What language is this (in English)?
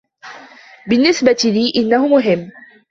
Arabic